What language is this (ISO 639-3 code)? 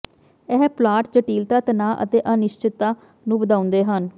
pan